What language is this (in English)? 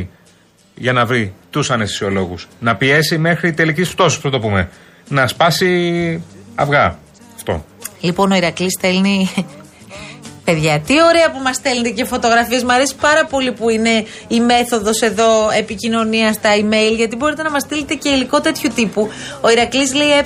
Greek